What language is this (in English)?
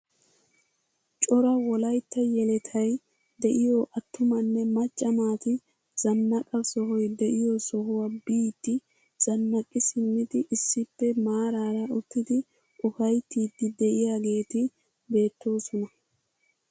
Wolaytta